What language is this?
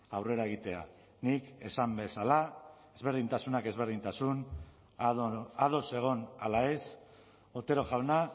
Basque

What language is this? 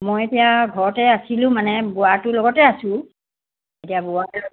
Assamese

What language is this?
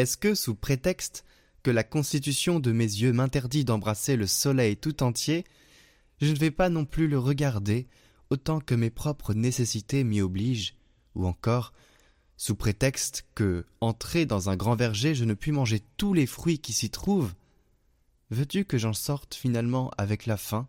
French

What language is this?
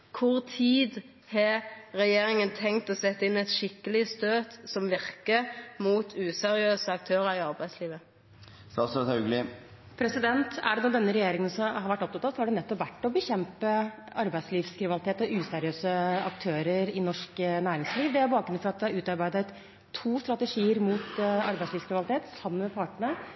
Norwegian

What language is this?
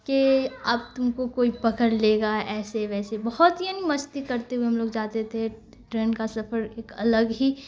Urdu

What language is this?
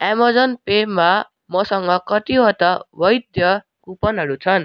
Nepali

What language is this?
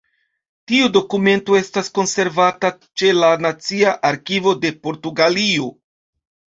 Esperanto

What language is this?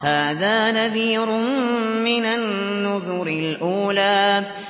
Arabic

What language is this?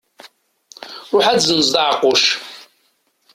Kabyle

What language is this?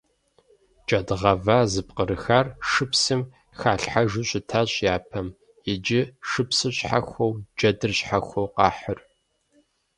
Kabardian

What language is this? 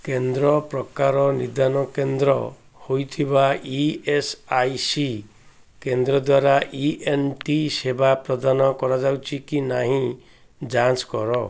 Odia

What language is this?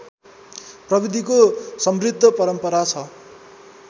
Nepali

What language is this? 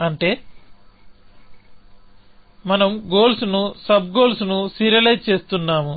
Telugu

